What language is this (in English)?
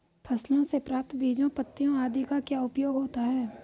Hindi